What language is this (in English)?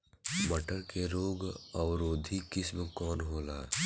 Bhojpuri